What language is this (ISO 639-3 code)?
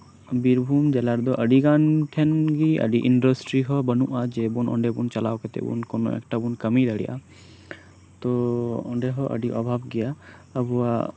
sat